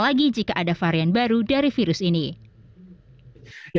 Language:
Indonesian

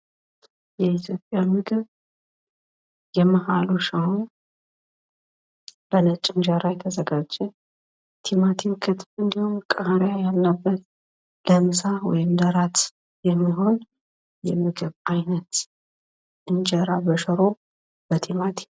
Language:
Amharic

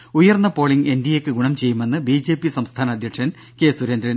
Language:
Malayalam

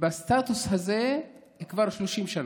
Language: Hebrew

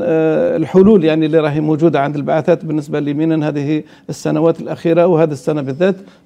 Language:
Arabic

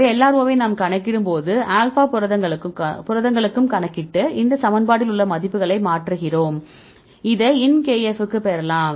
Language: Tamil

